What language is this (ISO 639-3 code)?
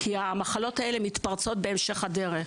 heb